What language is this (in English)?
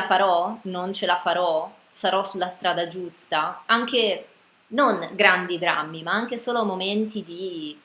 Italian